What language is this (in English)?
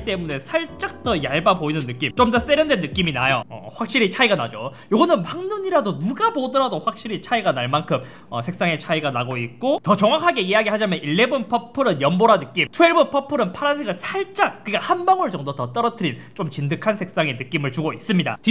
Korean